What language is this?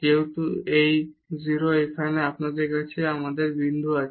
Bangla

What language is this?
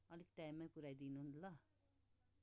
Nepali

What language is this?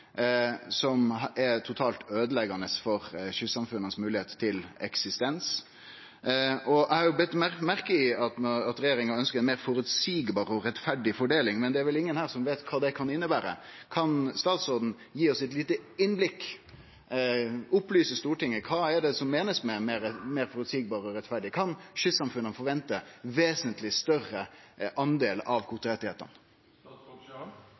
Norwegian Nynorsk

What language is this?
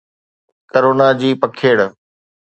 Sindhi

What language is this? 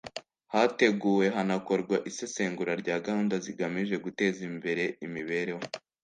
Kinyarwanda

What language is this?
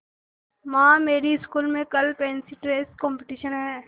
Hindi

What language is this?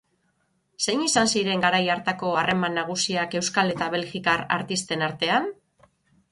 Basque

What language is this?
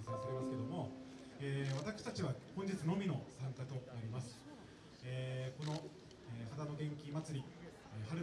Japanese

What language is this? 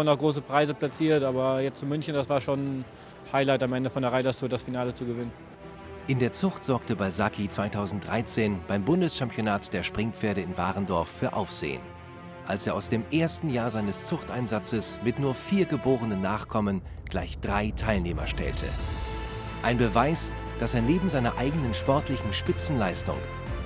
German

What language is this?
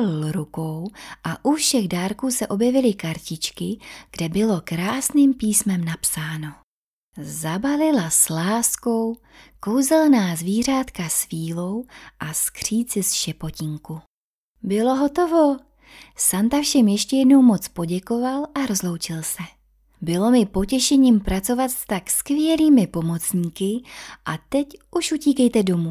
Czech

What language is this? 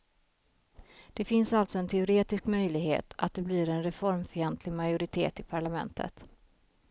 Swedish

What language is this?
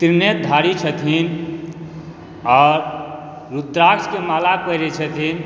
Maithili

